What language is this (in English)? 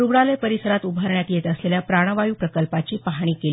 Marathi